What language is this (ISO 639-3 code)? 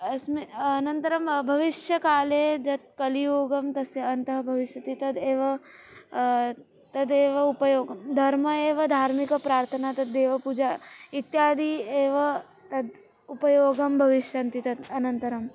san